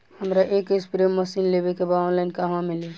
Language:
Bhojpuri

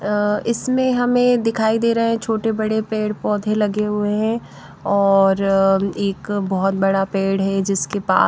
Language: Hindi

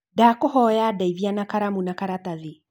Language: Kikuyu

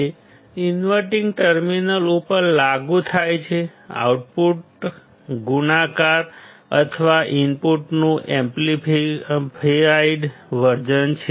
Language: Gujarati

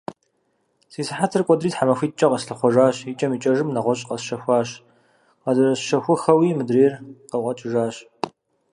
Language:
Kabardian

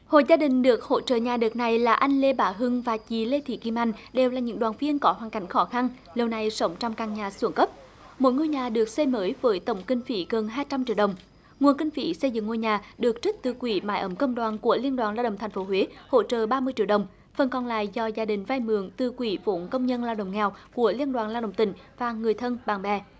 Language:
Vietnamese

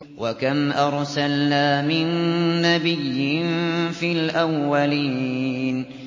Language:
Arabic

